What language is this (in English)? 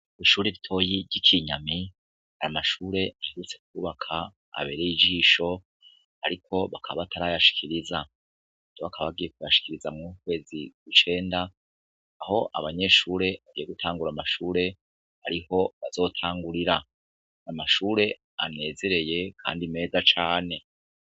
Rundi